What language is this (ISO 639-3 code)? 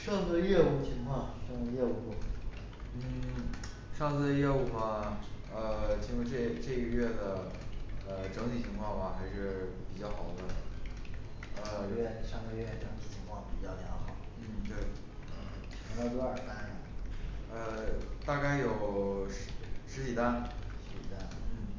zho